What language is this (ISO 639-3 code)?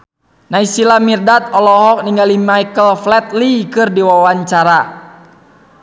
sun